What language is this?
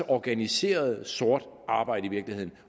Danish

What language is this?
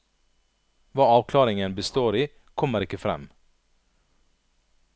Norwegian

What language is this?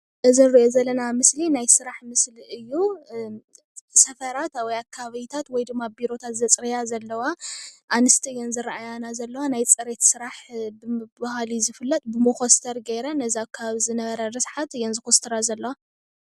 Tigrinya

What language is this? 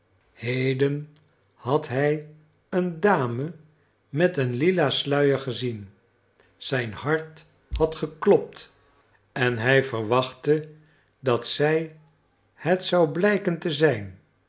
Dutch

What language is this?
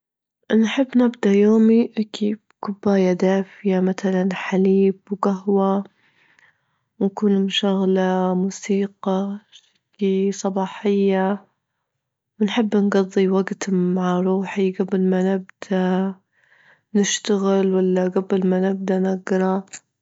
Libyan Arabic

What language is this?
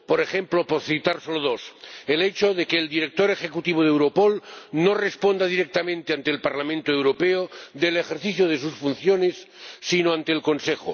Spanish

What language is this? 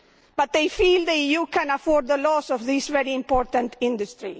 English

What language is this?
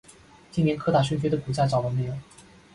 Chinese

